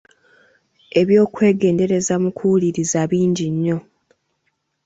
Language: Ganda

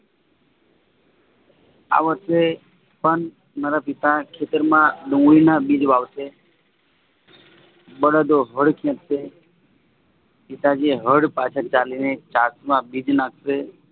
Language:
Gujarati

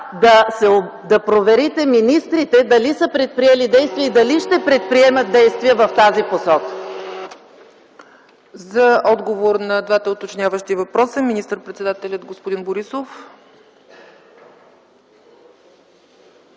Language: Bulgarian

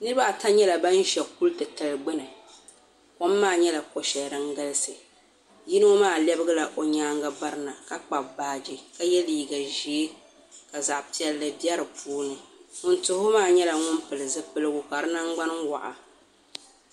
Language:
Dagbani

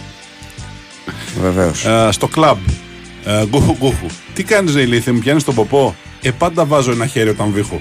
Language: Greek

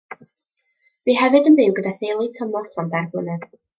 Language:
Welsh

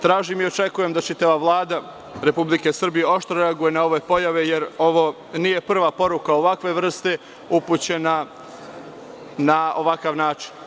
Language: Serbian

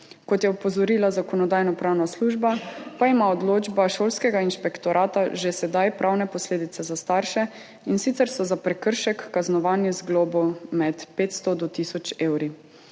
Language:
Slovenian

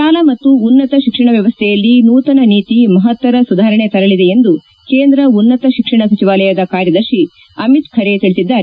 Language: Kannada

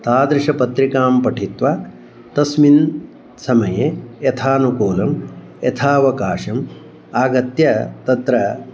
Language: Sanskrit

